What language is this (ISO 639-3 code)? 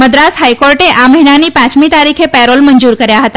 guj